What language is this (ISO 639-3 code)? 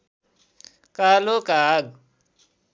nep